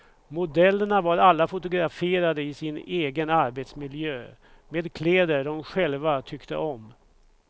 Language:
Swedish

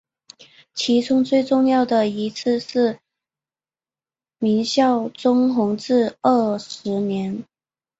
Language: Chinese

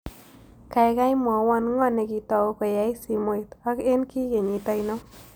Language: Kalenjin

